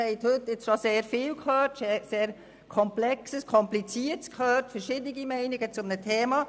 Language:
Swiss German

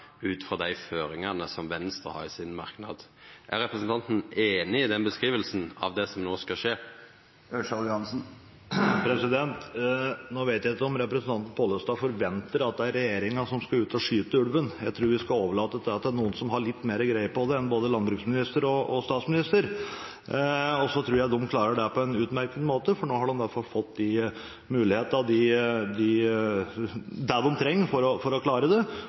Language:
Norwegian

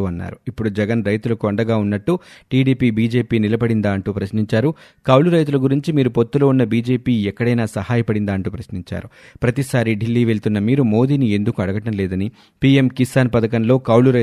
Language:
Telugu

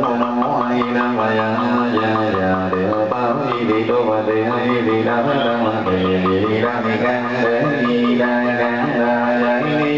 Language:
Vietnamese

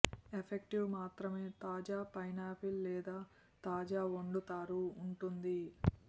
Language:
Telugu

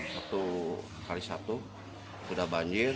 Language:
Indonesian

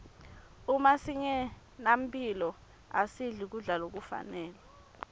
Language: Swati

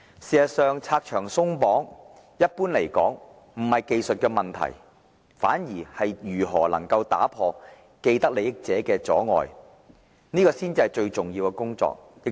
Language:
Cantonese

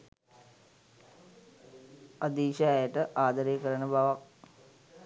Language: Sinhala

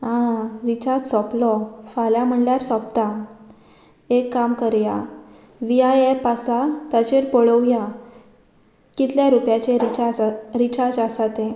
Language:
Konkani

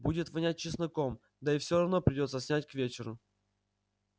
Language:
Russian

